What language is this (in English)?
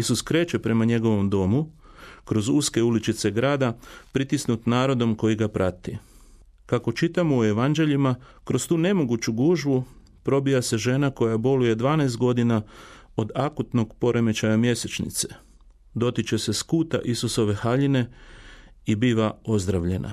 Croatian